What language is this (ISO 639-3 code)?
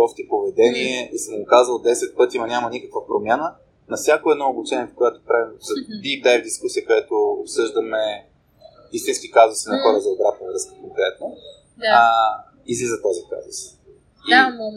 bul